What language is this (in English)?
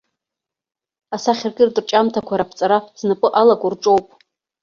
Abkhazian